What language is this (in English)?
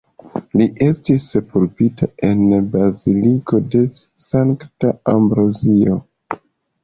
Esperanto